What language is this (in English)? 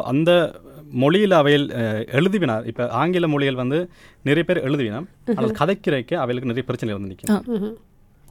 Tamil